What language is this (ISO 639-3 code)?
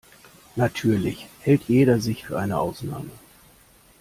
deu